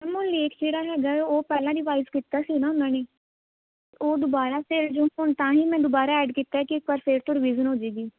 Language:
Punjabi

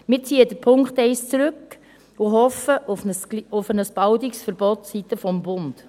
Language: Swiss German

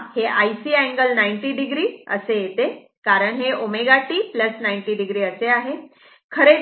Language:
Marathi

